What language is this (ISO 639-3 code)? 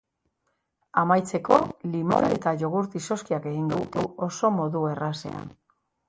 eus